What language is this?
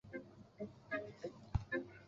Chinese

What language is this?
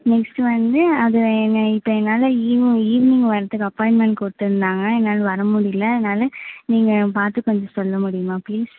Tamil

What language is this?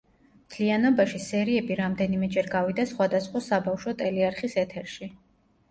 Georgian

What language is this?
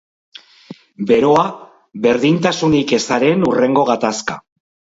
Basque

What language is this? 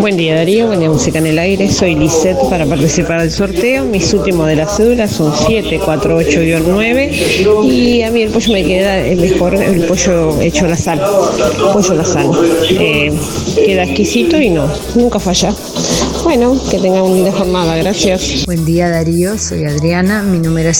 Spanish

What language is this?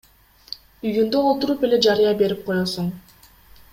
Kyrgyz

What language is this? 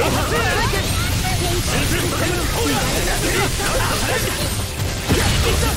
Japanese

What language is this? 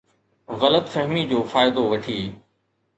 Sindhi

